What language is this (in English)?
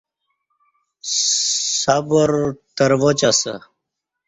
Kati